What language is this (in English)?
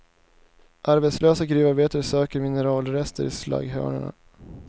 Swedish